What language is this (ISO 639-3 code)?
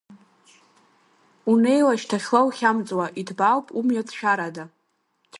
abk